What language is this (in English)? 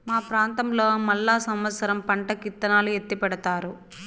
Telugu